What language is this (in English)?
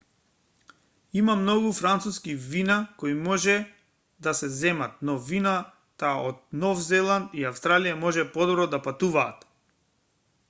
Macedonian